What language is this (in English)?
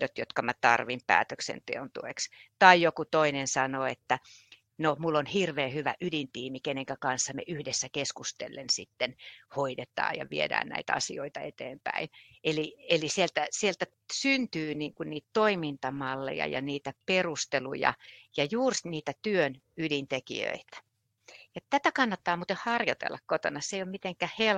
Finnish